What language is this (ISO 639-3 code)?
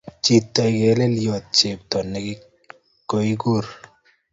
kln